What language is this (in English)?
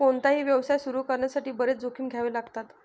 Marathi